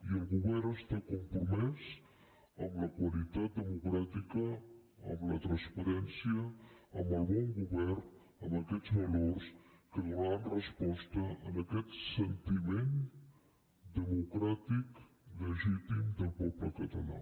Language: Catalan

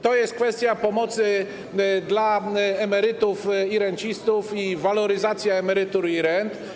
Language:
Polish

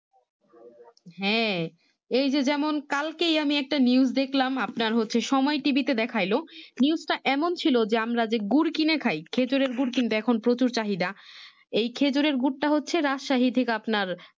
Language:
Bangla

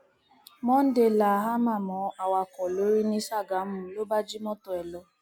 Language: Yoruba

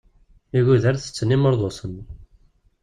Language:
Kabyle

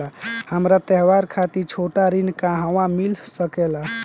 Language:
Bhojpuri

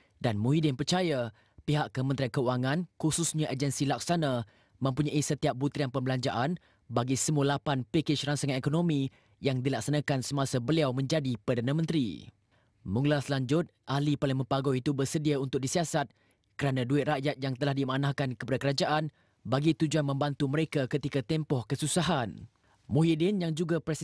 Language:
Malay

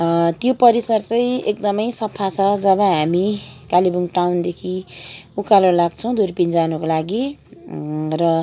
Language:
Nepali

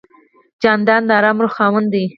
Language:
Pashto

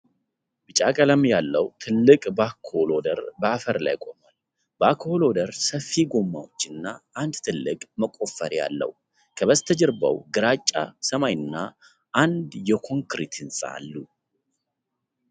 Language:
Amharic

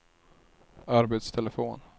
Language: Swedish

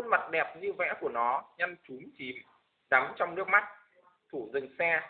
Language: Vietnamese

